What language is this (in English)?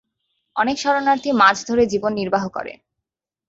Bangla